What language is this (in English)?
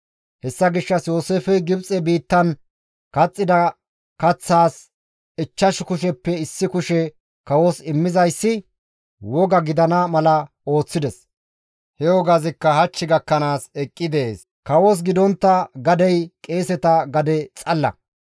Gamo